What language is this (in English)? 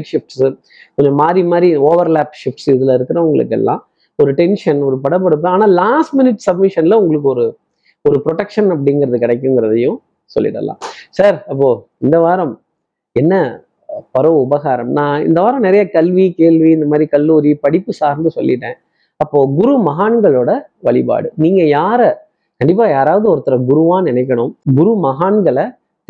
Tamil